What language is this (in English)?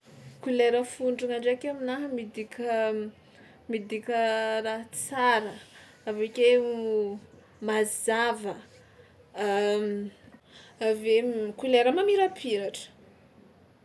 Tsimihety Malagasy